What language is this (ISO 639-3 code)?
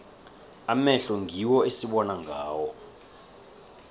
nbl